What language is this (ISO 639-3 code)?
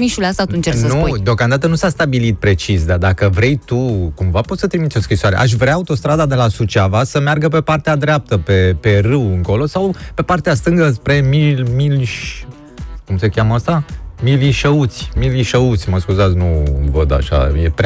ron